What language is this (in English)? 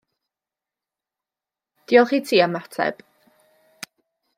Welsh